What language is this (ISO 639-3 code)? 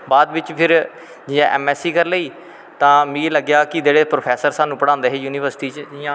doi